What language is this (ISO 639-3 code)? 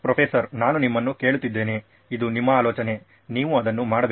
kan